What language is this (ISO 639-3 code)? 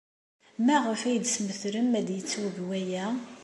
kab